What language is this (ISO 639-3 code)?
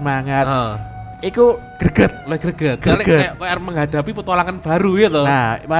ind